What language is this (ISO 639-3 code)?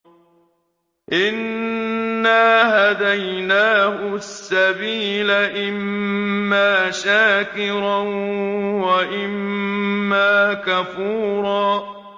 ara